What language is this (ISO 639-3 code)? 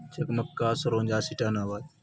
urd